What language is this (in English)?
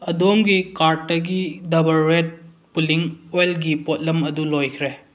Manipuri